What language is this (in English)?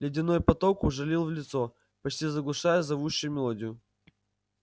Russian